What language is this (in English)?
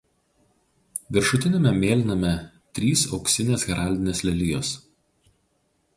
Lithuanian